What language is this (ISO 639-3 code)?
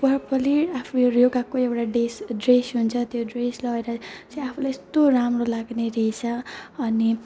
nep